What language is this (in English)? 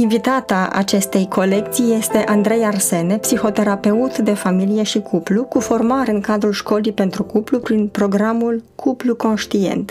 Romanian